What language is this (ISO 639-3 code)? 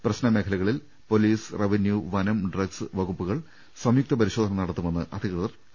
mal